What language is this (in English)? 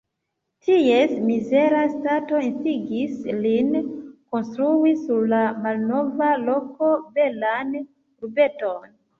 Esperanto